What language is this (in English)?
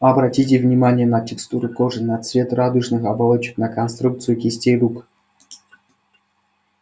Russian